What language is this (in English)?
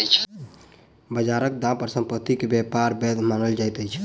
Maithili